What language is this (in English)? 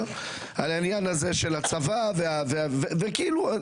Hebrew